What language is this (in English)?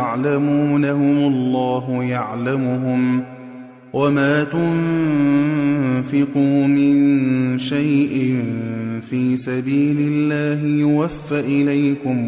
Arabic